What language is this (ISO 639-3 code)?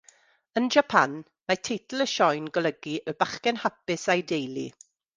cym